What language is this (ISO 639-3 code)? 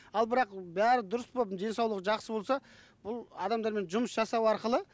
kaz